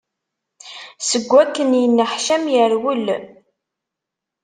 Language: Kabyle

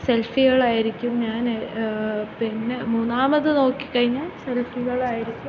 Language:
Malayalam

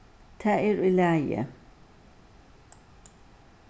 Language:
Faroese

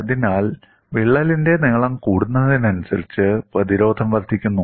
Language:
Malayalam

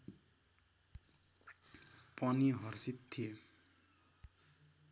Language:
Nepali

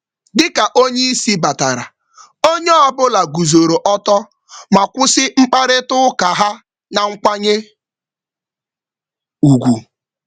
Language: Igbo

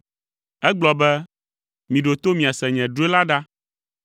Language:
Ewe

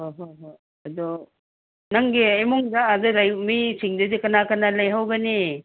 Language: Manipuri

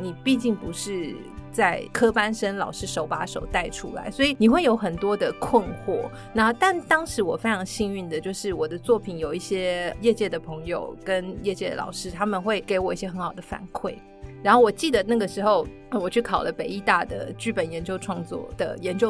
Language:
Chinese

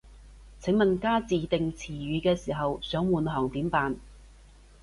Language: Cantonese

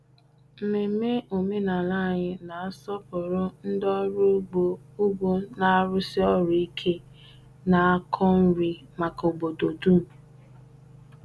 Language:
Igbo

